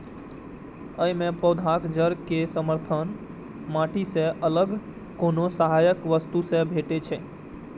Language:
Maithili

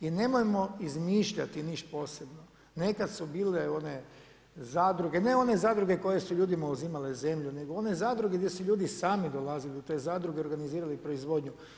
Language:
Croatian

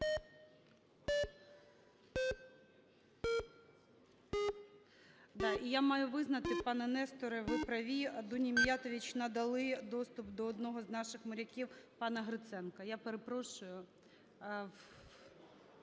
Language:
Ukrainian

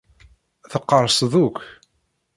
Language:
Kabyle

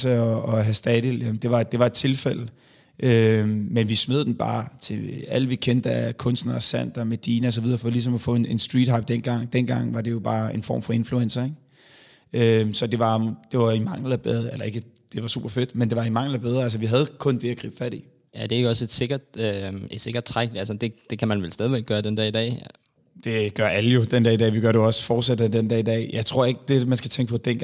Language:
Danish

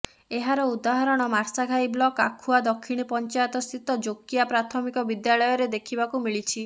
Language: Odia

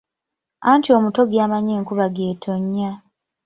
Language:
Ganda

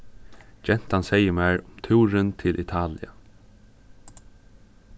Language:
Faroese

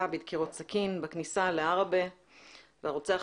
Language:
Hebrew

